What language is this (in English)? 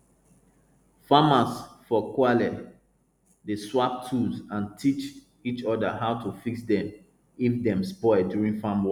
Nigerian Pidgin